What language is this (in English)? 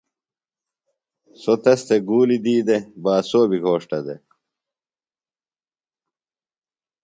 Phalura